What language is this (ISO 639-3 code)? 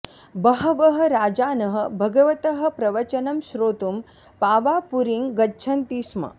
san